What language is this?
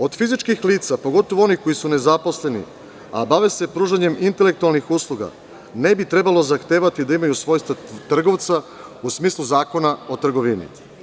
Serbian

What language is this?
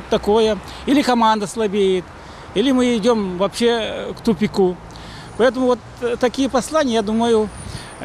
Russian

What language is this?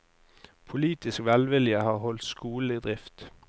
Norwegian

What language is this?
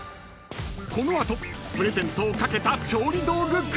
Japanese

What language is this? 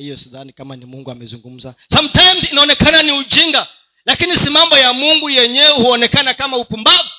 Swahili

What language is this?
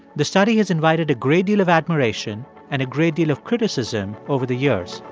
English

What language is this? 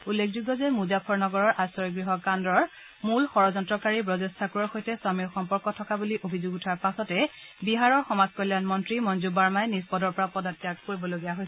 Assamese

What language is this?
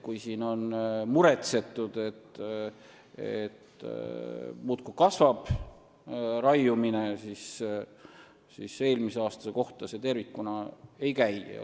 Estonian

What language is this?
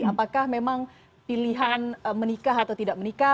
Indonesian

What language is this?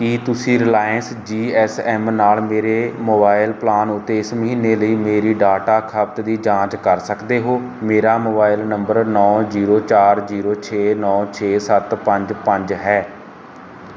Punjabi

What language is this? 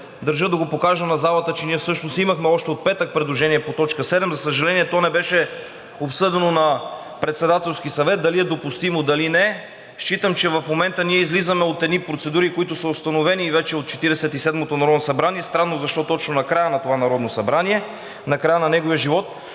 Bulgarian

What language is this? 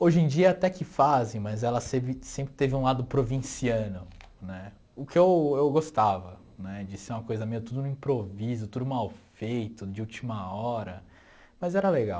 Portuguese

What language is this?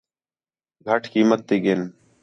Khetrani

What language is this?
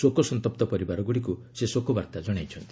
Odia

